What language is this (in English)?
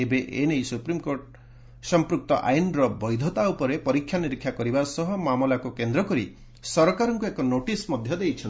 Odia